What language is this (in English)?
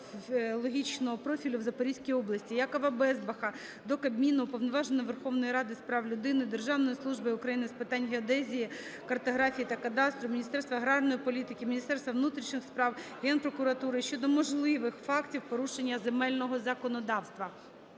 Ukrainian